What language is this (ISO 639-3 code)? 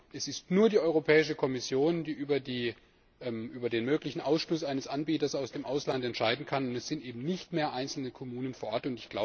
deu